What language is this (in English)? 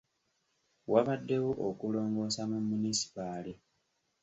Ganda